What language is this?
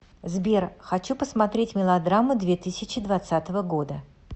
Russian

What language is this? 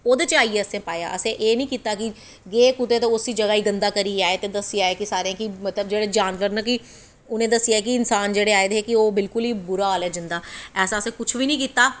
Dogri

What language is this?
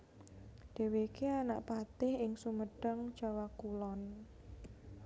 Javanese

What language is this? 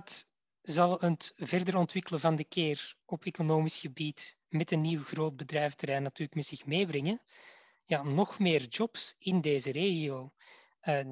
Dutch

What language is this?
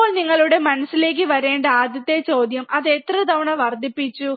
Malayalam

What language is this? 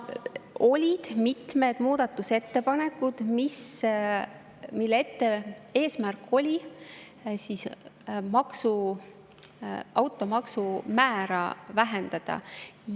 Estonian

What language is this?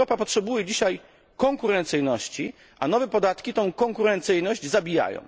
Polish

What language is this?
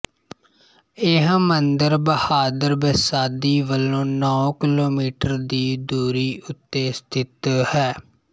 Punjabi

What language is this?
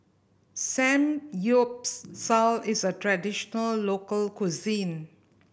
English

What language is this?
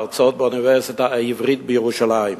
Hebrew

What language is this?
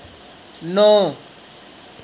Dogri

